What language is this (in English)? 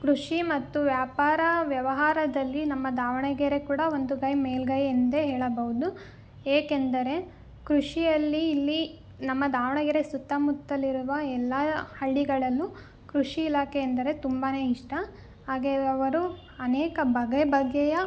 Kannada